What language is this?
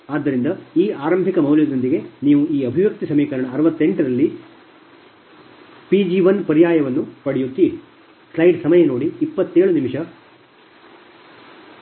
Kannada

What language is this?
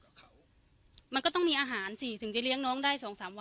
Thai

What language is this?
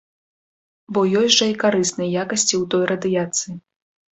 Belarusian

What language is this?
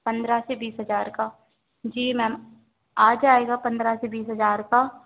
Hindi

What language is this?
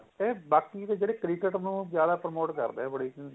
Punjabi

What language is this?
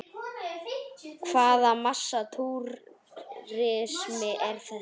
Icelandic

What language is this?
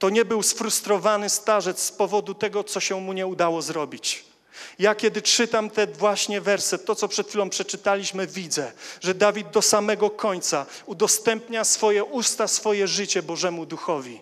Polish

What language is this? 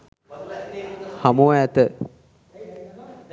Sinhala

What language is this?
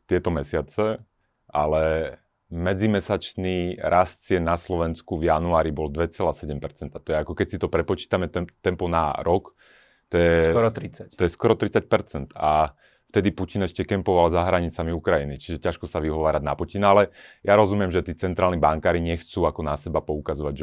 Slovak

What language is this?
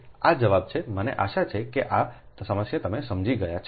Gujarati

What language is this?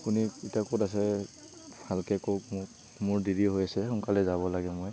Assamese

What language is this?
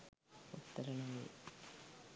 Sinhala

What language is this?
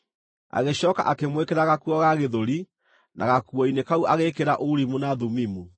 Kikuyu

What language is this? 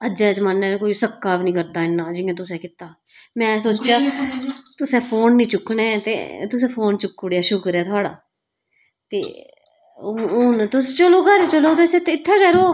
Dogri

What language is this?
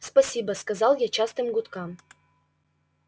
Russian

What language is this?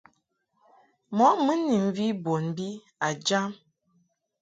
Mungaka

